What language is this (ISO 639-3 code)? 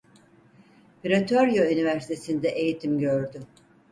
tur